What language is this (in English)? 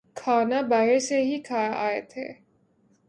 Urdu